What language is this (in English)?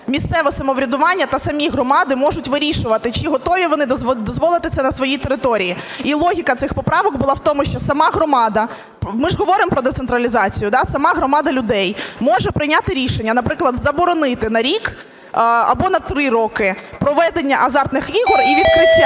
Ukrainian